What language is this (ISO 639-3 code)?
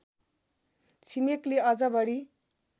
nep